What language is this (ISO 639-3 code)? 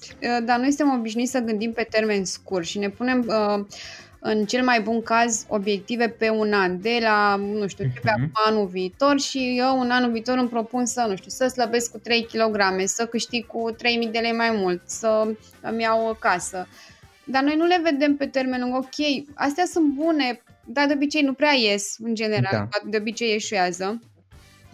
ron